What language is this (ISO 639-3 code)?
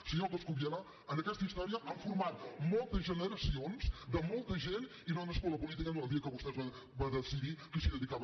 cat